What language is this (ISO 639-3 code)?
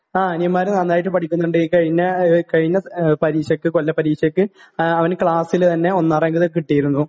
mal